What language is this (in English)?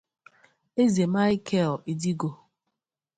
Igbo